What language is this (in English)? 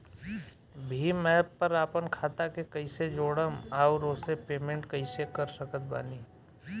Bhojpuri